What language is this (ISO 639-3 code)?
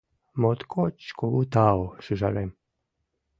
chm